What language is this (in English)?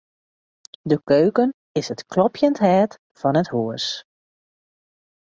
Western Frisian